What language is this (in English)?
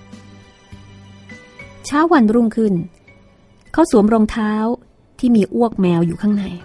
Thai